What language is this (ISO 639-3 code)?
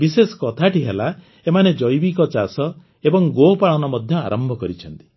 ori